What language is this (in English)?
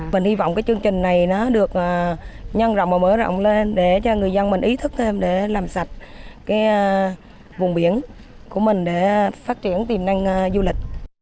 Vietnamese